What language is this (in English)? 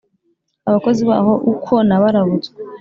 Kinyarwanda